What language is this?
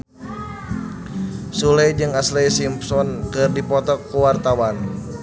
Sundanese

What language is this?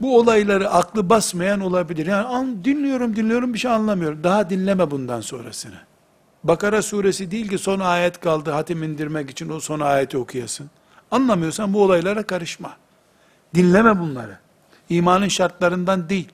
Turkish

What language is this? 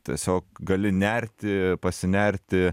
Lithuanian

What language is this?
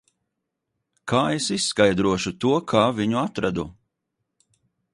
Latvian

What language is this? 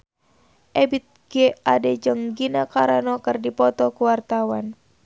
Sundanese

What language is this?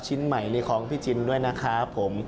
Thai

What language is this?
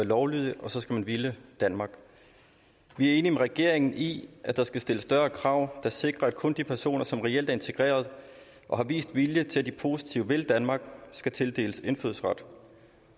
Danish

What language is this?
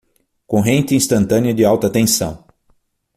Portuguese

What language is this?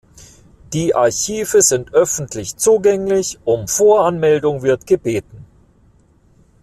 German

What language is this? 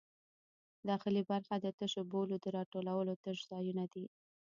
Pashto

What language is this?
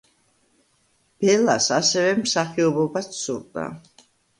Georgian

